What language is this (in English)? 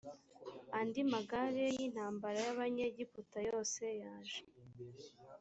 Kinyarwanda